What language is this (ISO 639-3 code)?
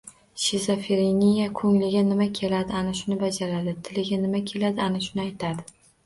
uzb